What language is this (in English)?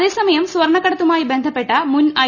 Malayalam